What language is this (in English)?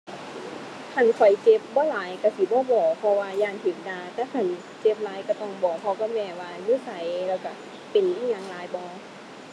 Thai